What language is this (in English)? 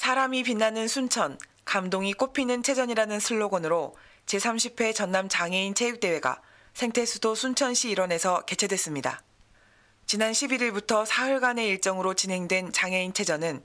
Korean